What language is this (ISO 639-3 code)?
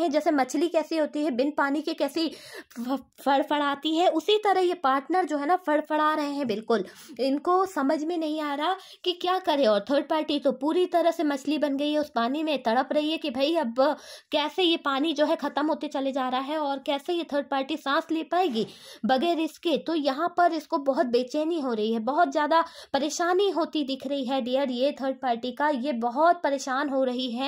hin